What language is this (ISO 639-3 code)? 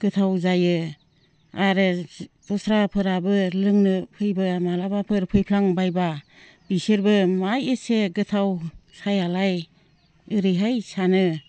brx